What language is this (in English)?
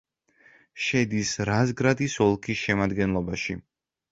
Georgian